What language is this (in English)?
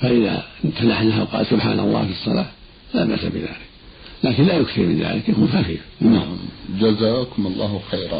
Arabic